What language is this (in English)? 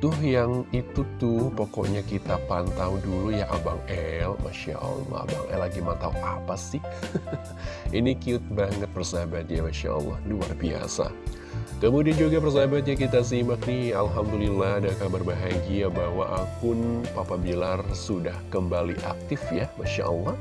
Indonesian